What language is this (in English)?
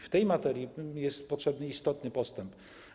Polish